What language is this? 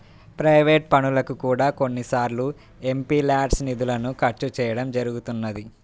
Telugu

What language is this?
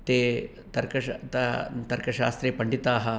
Sanskrit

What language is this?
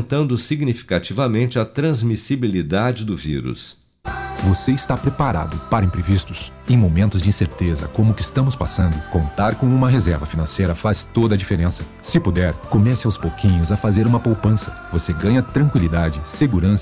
Portuguese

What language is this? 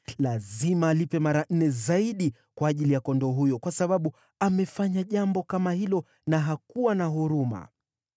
Swahili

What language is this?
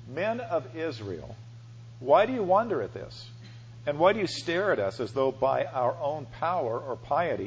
English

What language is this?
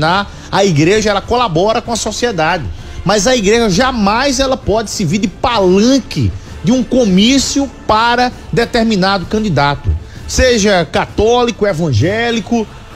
Portuguese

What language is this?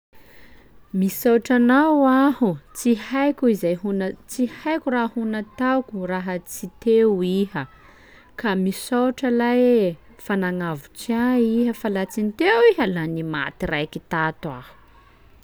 Sakalava Malagasy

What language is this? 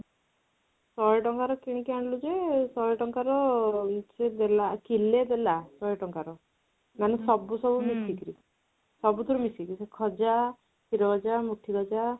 Odia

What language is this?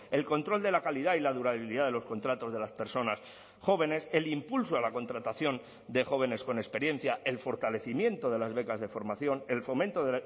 Spanish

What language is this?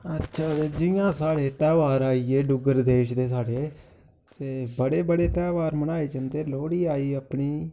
Dogri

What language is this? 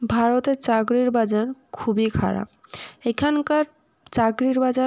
Bangla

